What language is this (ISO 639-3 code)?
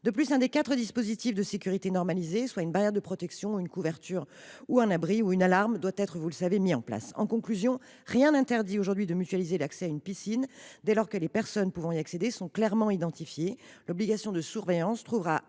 fra